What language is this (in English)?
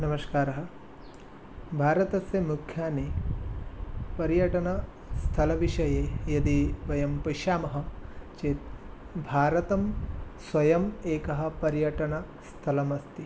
Sanskrit